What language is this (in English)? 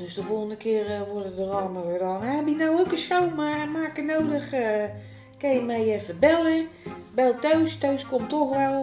Dutch